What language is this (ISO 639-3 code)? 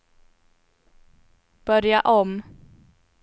swe